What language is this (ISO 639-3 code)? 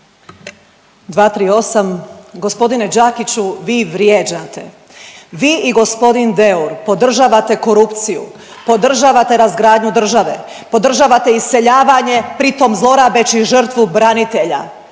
hrv